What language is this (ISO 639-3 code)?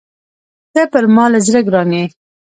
pus